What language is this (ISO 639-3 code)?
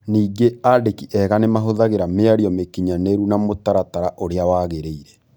kik